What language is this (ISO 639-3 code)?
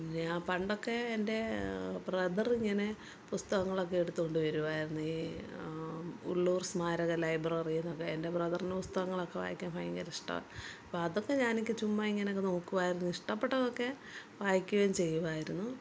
mal